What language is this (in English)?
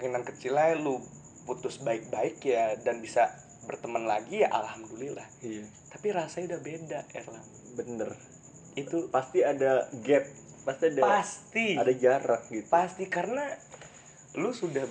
Indonesian